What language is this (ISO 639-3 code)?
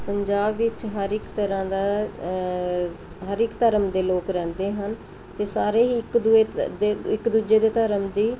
pan